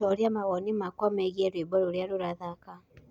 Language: Kikuyu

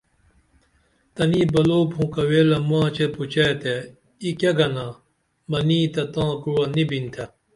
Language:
Dameli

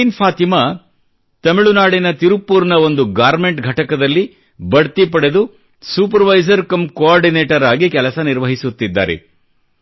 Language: Kannada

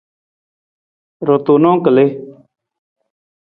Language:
Nawdm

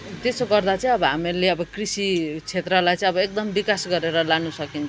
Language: Nepali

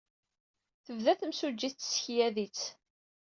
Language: Kabyle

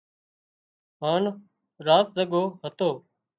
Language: Wadiyara Koli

